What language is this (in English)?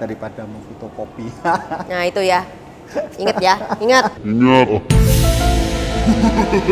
Indonesian